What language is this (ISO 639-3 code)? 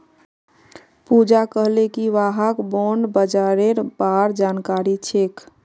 mag